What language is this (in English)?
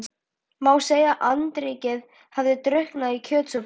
Icelandic